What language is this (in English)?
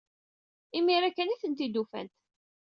Kabyle